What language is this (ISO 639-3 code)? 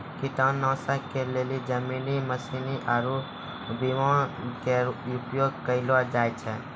mai